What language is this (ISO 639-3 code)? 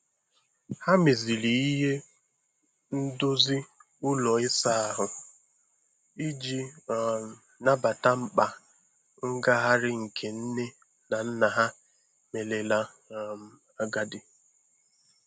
ibo